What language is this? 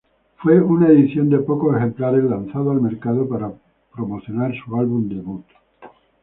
Spanish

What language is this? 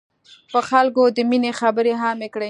Pashto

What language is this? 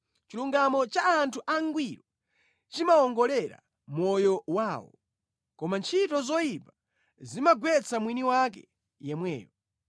Nyanja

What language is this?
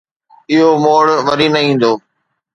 Sindhi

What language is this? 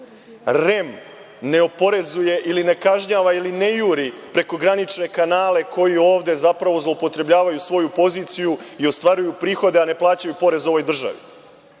Serbian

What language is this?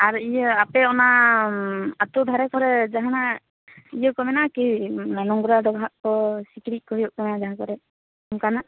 Santali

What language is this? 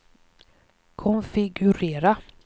Swedish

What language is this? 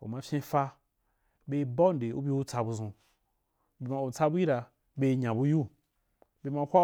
Wapan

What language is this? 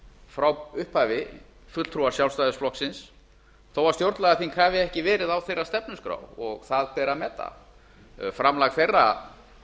Icelandic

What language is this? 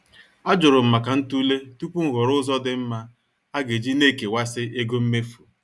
Igbo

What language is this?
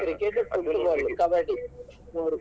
Kannada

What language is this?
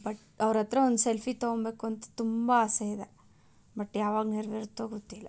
Kannada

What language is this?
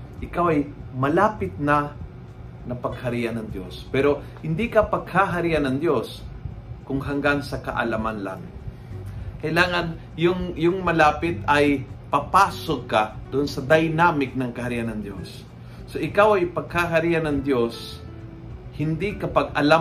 Filipino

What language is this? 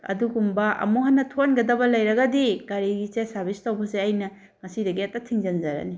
Manipuri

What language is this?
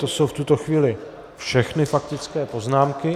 Czech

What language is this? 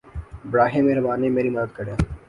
Urdu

